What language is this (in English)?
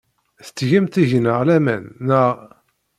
Kabyle